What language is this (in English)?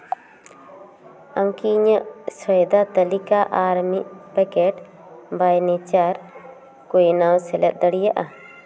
Santali